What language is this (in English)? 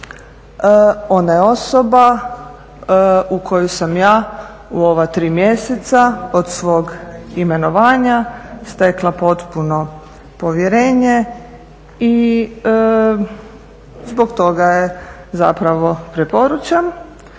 Croatian